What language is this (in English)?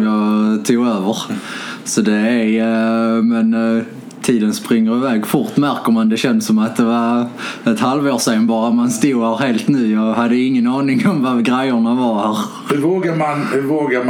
Swedish